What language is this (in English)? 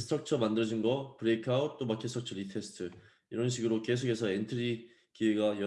Korean